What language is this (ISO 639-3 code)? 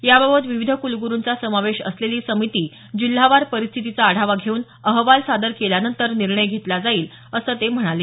mar